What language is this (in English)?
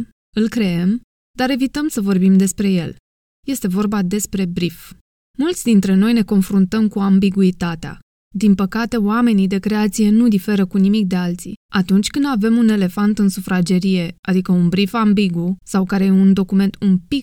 Romanian